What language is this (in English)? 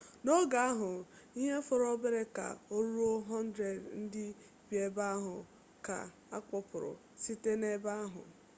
Igbo